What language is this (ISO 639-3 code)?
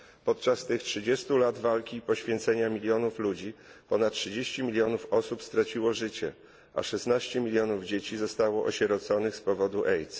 pol